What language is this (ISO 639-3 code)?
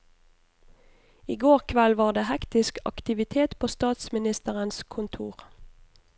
nor